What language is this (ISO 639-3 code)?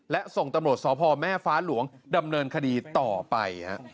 tha